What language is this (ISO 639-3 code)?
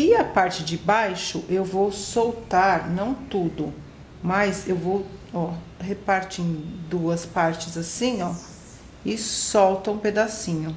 por